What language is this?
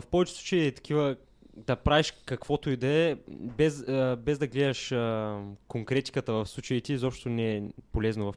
Bulgarian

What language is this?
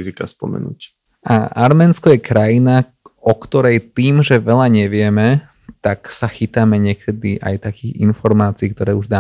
Slovak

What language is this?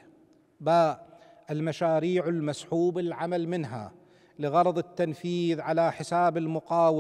Arabic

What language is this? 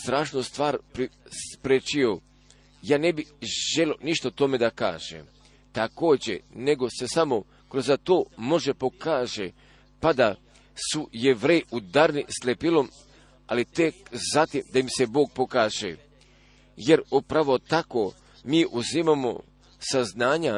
Croatian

